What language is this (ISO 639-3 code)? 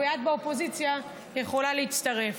heb